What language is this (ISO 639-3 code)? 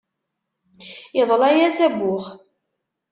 kab